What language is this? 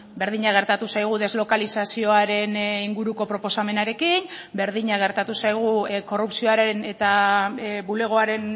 Basque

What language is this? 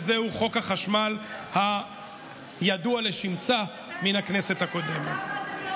Hebrew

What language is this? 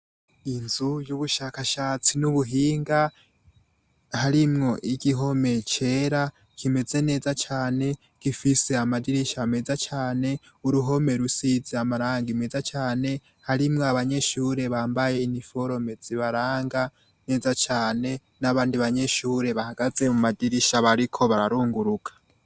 Rundi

